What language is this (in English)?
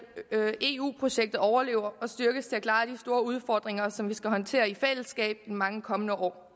Danish